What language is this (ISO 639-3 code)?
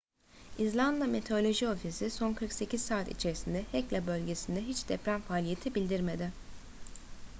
tur